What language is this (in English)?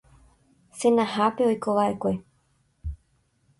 Guarani